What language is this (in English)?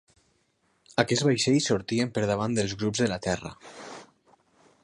Catalan